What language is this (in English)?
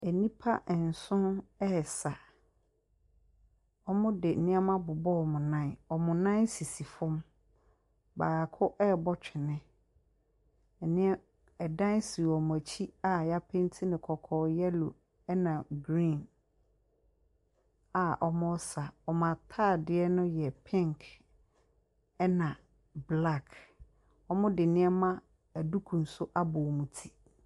Akan